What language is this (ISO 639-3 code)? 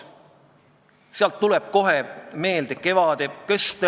est